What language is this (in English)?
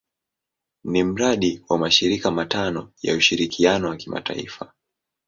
Swahili